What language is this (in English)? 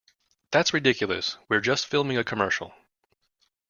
English